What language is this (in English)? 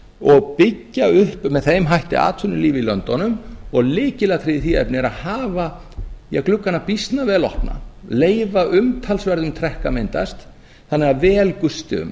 Icelandic